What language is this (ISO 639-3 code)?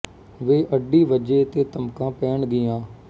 pan